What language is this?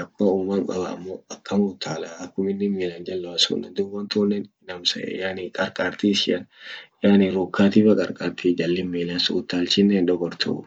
Orma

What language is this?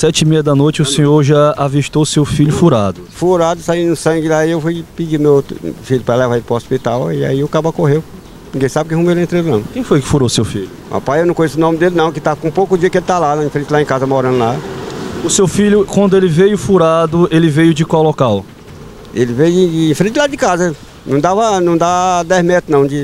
Portuguese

